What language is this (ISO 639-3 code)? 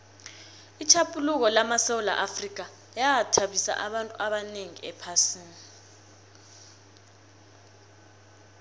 nbl